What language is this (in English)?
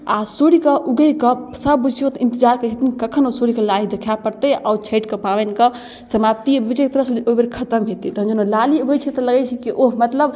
Maithili